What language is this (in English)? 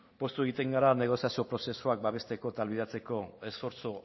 Basque